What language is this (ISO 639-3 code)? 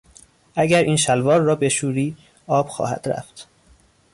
fas